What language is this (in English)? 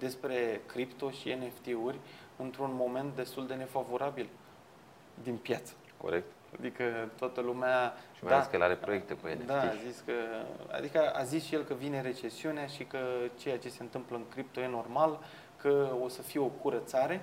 Romanian